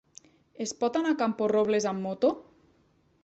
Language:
Catalan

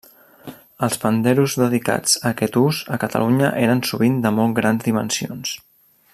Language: Catalan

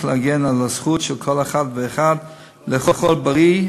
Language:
Hebrew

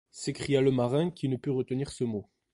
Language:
French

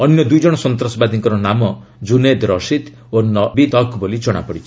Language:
Odia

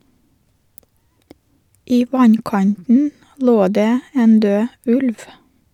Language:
Norwegian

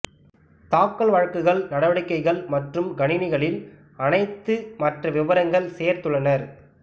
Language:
Tamil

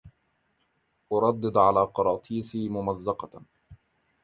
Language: Arabic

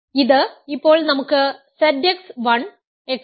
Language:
Malayalam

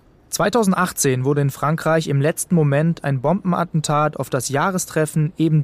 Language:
German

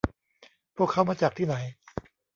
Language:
Thai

